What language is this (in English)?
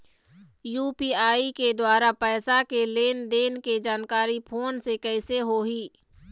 Chhattisgarhi